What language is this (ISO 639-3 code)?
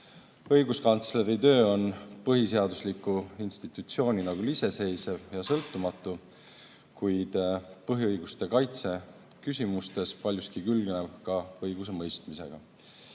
est